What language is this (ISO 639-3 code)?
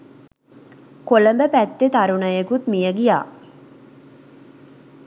sin